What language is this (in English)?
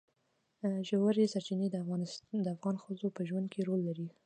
Pashto